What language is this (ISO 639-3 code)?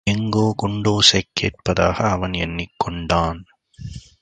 tam